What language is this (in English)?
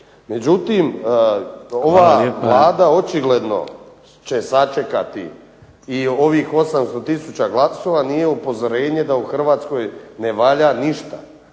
Croatian